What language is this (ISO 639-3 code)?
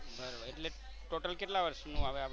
guj